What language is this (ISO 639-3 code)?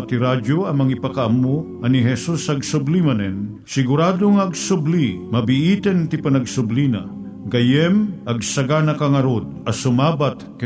fil